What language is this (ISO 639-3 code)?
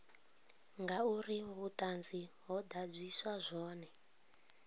ven